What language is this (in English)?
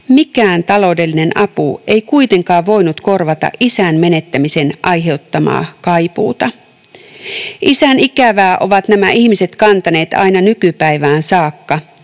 Finnish